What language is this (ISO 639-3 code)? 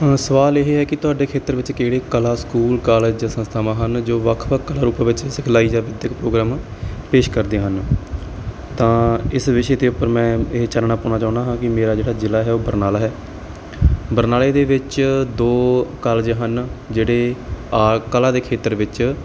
pan